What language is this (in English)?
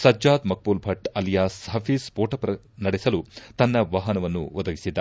Kannada